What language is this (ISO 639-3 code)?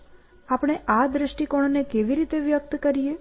guj